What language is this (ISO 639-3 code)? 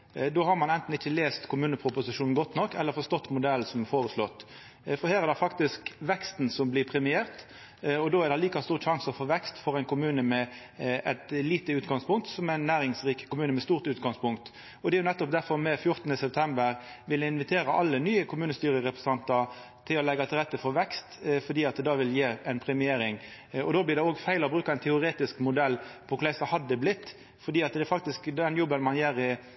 nno